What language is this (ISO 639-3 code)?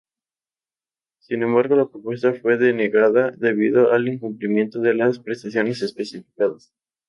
spa